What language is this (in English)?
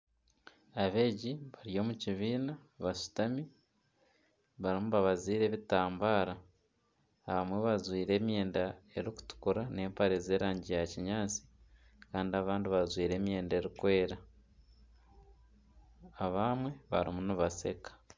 Nyankole